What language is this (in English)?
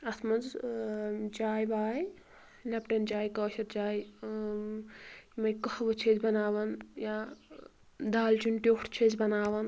Kashmiri